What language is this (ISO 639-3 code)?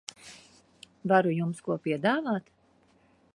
lav